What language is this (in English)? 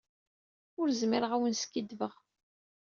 Kabyle